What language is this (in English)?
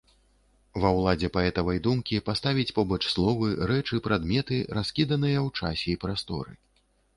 Belarusian